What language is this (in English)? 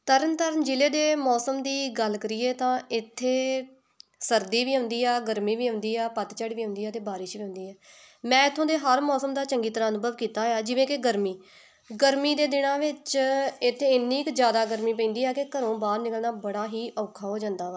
Punjabi